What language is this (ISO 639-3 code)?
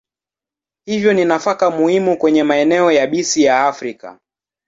swa